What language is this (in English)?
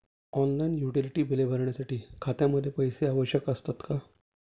Marathi